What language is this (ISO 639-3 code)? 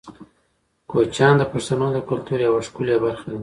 pus